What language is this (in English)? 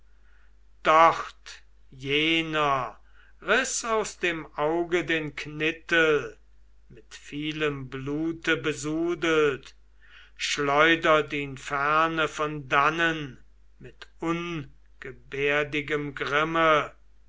German